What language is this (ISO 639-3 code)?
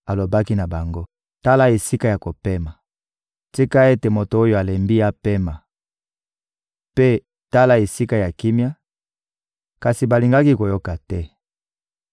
lin